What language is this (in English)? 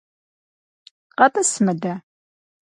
Kabardian